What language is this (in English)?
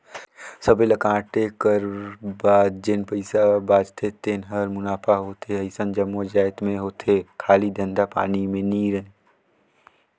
Chhattisgarhi